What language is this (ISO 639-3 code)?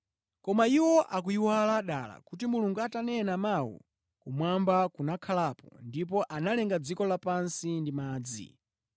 nya